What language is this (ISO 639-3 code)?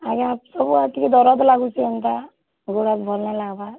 ori